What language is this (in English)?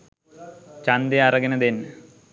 Sinhala